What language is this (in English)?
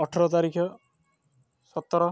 Odia